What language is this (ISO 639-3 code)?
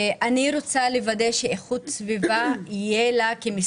heb